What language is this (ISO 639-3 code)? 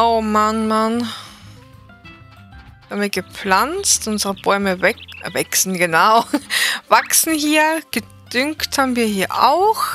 deu